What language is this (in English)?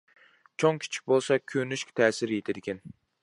Uyghur